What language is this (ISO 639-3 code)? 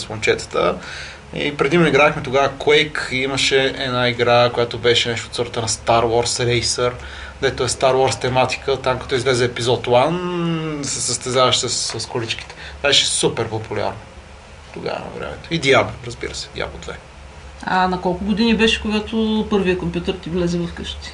bul